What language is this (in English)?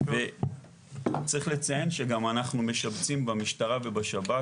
Hebrew